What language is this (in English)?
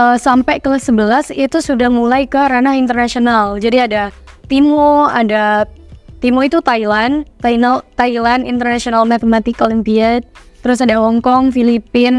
Indonesian